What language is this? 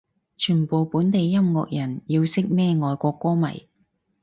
Cantonese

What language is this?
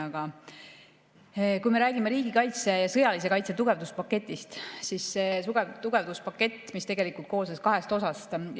Estonian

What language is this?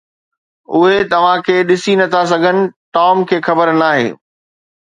Sindhi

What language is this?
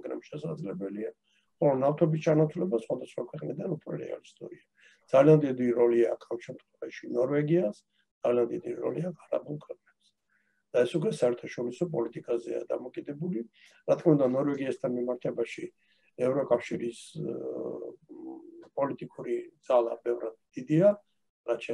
Turkish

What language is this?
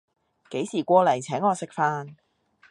Cantonese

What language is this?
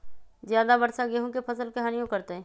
Magahi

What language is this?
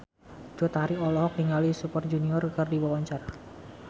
Sundanese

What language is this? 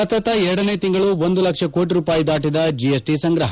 Kannada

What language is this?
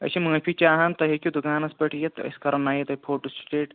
Kashmiri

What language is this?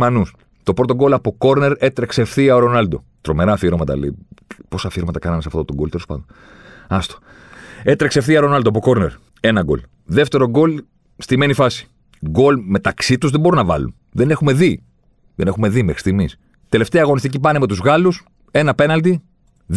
Greek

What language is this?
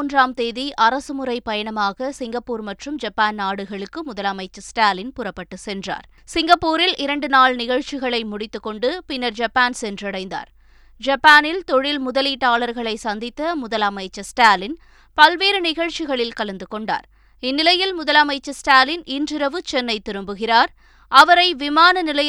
Tamil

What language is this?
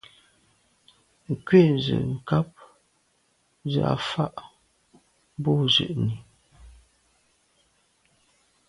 Medumba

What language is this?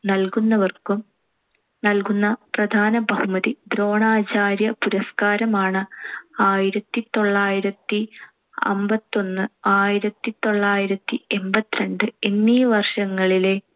Malayalam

